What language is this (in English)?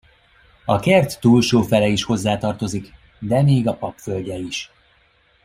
Hungarian